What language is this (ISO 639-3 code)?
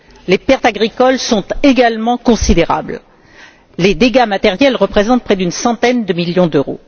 fra